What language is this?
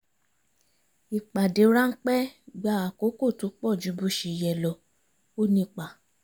Yoruba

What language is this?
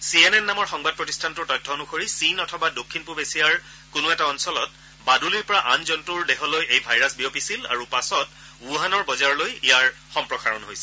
Assamese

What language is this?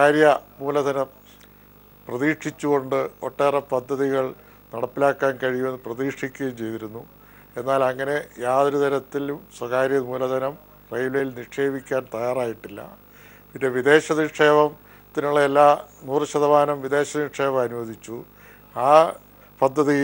Malayalam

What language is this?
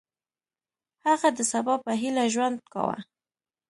Pashto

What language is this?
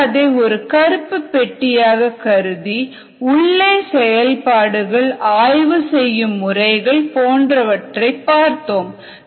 Tamil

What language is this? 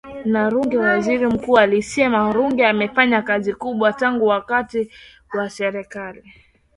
Swahili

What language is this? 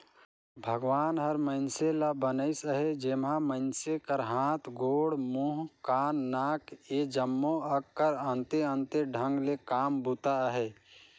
Chhattisgarhi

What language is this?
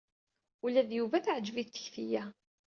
Kabyle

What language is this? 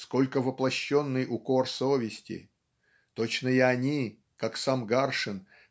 Russian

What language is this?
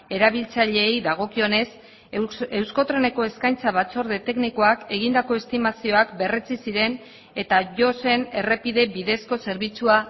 Basque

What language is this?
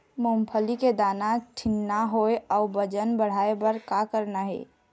Chhattisgarhi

